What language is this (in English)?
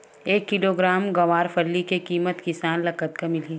Chhattisgarhi